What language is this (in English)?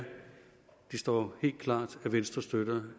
Danish